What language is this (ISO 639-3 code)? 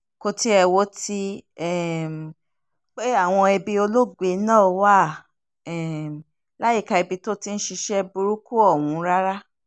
yor